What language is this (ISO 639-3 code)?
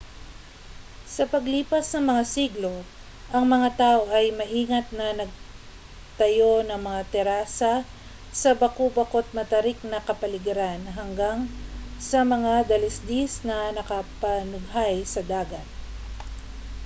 fil